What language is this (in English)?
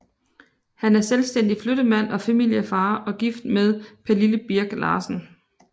Danish